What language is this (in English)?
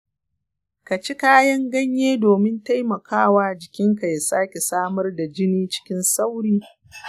Hausa